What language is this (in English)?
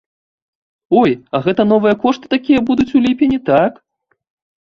Belarusian